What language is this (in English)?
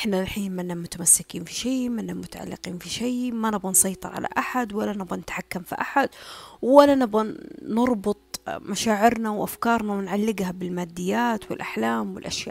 Arabic